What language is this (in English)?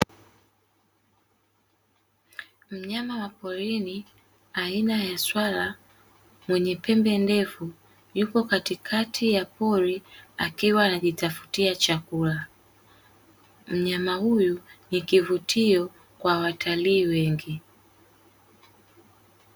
Swahili